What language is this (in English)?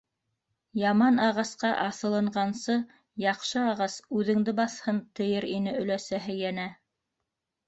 Bashkir